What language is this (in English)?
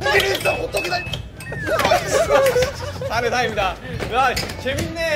Korean